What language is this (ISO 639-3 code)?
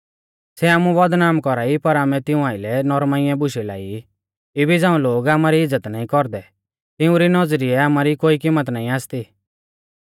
bfz